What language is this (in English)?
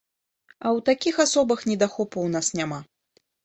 Belarusian